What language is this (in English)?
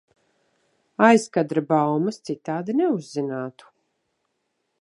Latvian